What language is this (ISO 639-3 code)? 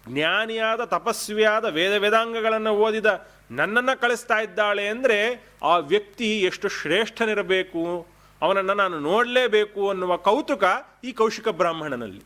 kan